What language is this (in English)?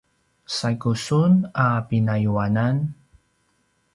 Paiwan